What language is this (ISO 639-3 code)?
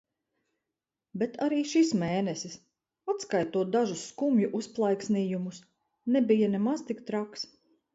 lav